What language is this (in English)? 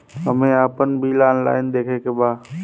Bhojpuri